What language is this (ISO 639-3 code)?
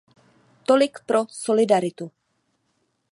ces